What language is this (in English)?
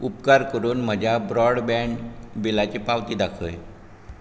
Konkani